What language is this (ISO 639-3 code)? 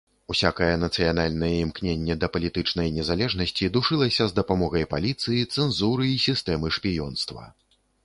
bel